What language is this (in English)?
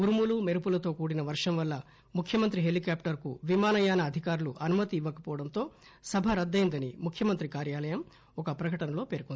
Telugu